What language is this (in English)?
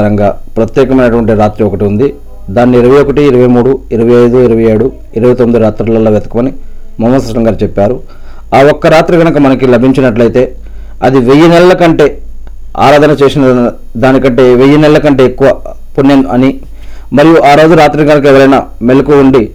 Telugu